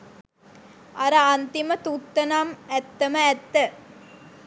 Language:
Sinhala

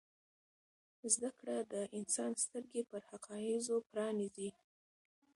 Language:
Pashto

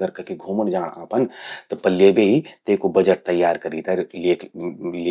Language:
Garhwali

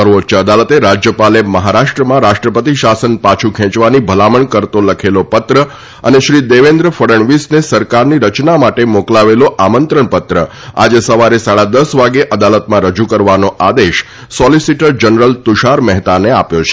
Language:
Gujarati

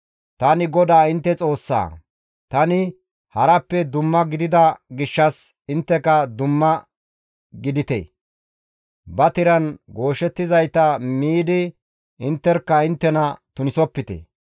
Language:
Gamo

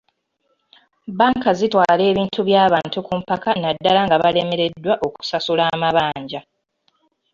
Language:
Ganda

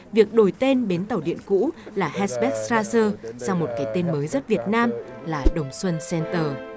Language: Vietnamese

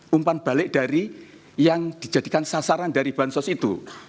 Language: Indonesian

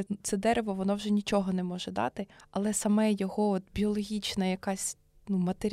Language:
Ukrainian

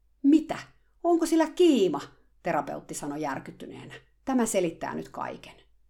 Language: Finnish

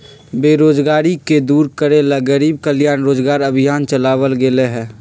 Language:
Magahi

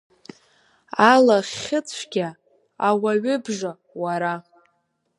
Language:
Abkhazian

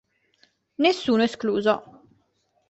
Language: Italian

